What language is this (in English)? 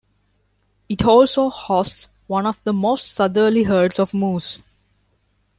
English